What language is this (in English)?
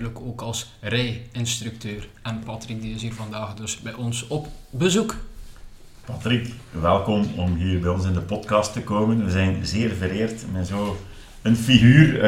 Dutch